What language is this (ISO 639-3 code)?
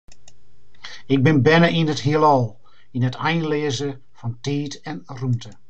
fry